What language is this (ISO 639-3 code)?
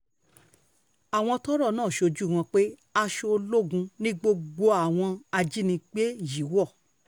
yor